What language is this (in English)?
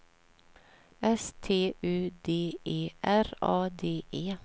Swedish